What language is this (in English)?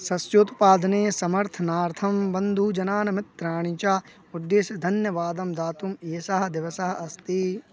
Sanskrit